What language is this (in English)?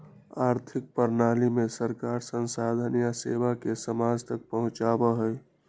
Magahi